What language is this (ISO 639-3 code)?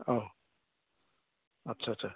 brx